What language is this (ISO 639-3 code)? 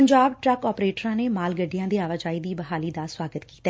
pan